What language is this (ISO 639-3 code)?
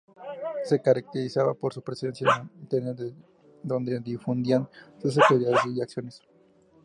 spa